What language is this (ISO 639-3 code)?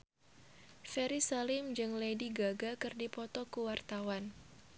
sun